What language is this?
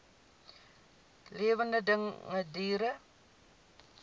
Afrikaans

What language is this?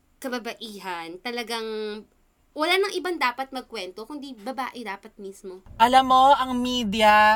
Filipino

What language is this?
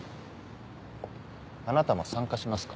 Japanese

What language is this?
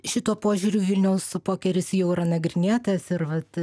Lithuanian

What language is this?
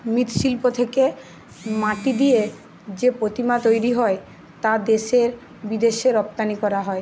Bangla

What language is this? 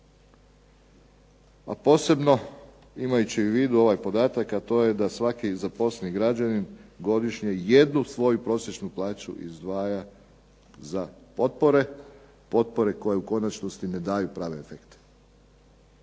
Croatian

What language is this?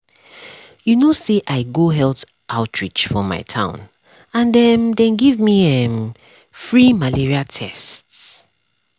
Nigerian Pidgin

